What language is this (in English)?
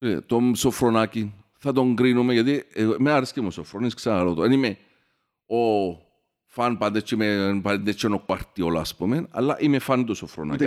Greek